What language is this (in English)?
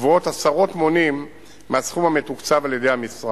Hebrew